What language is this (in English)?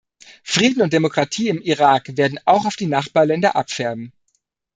German